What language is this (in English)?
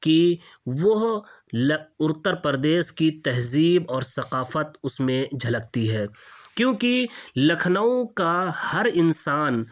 Urdu